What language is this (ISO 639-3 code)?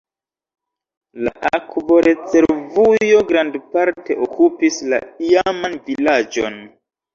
epo